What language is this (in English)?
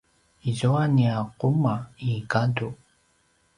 Paiwan